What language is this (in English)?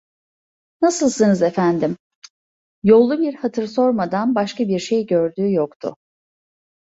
Turkish